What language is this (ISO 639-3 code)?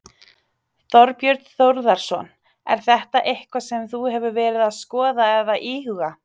isl